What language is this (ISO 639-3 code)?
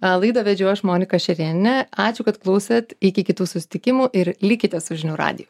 lit